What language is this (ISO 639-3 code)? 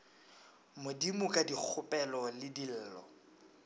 nso